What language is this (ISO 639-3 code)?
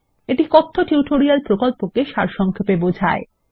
ben